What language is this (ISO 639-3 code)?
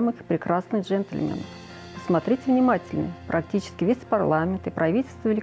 rus